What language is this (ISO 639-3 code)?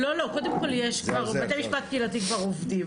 heb